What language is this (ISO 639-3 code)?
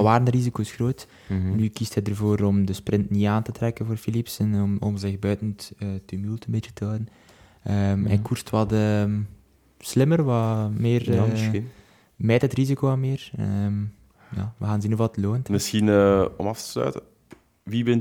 nld